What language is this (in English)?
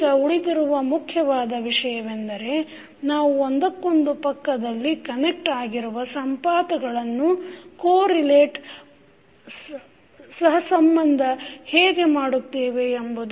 Kannada